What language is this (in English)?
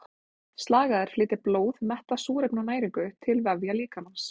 Icelandic